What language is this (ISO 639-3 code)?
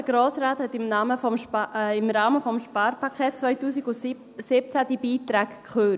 gsw